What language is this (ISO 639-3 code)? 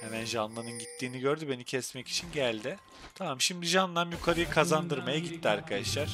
tur